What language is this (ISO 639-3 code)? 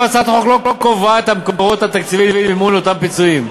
heb